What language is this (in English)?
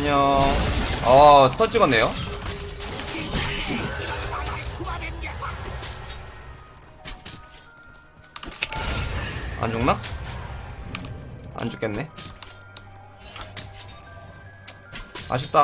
Korean